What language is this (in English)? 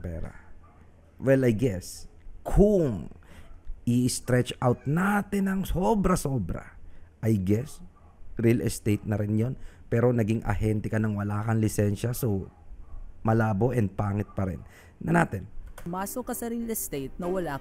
Filipino